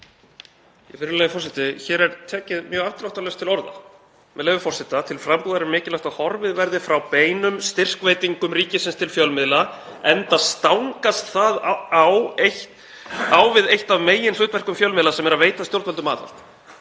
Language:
Icelandic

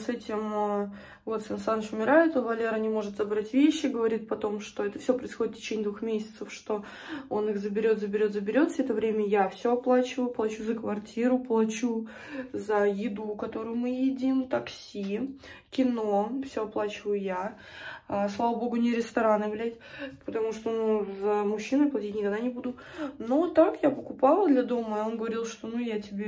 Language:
Russian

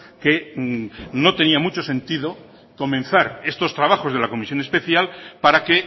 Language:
Spanish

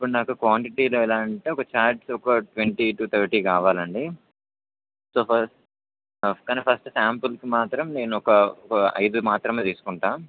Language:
Telugu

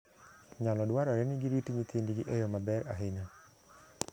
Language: Luo (Kenya and Tanzania)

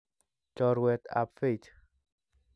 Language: Kalenjin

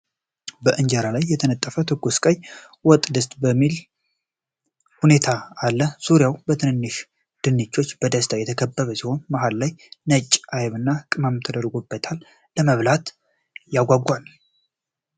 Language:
Amharic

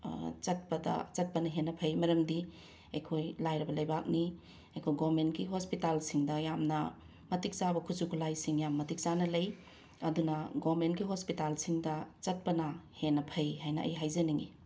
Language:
Manipuri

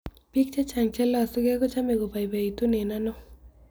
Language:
Kalenjin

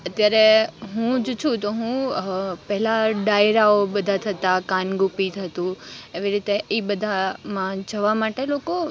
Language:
Gujarati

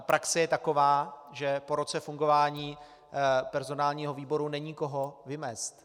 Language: Czech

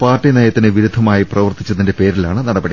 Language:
Malayalam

